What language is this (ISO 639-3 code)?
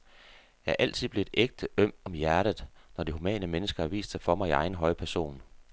dan